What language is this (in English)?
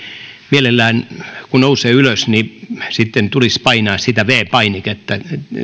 Finnish